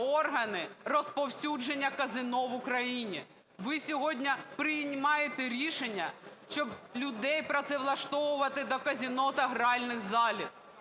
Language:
Ukrainian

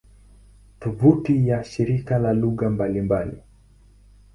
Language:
Swahili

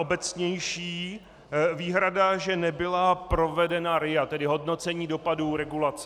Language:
Czech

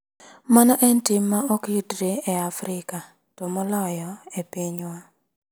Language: Luo (Kenya and Tanzania)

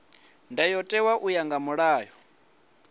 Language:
Venda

